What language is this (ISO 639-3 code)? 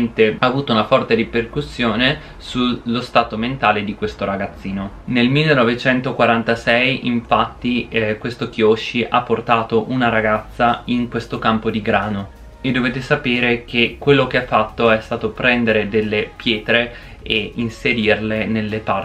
ita